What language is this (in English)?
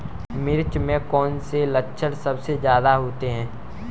Hindi